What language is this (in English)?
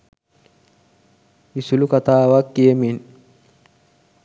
Sinhala